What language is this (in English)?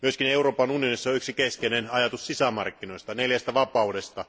Finnish